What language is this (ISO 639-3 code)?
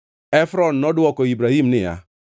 luo